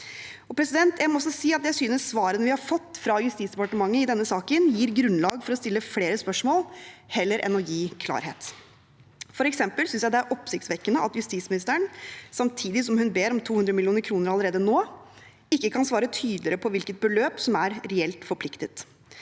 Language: Norwegian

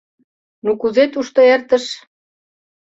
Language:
Mari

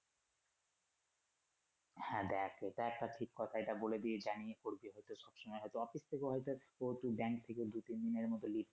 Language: Bangla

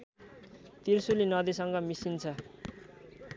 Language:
Nepali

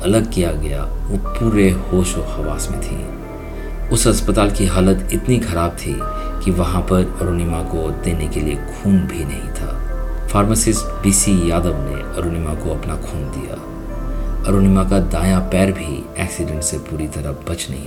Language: Hindi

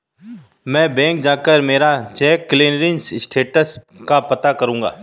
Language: Hindi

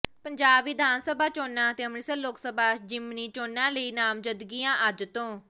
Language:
Punjabi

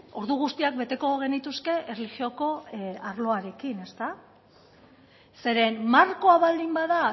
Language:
Basque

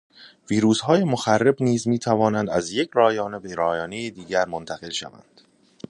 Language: Persian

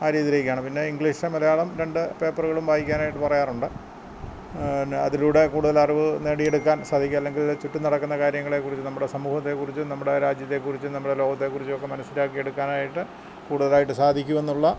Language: Malayalam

